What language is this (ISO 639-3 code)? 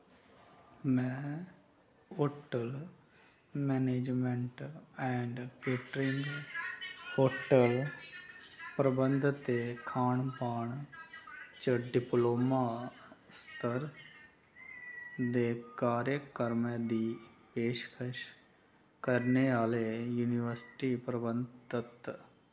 doi